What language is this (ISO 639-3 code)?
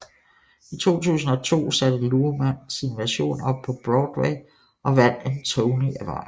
dan